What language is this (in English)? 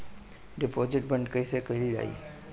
Bhojpuri